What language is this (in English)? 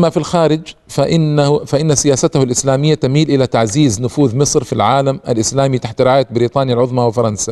Arabic